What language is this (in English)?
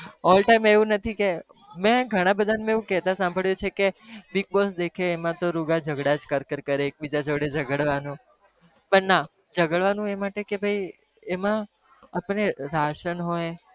Gujarati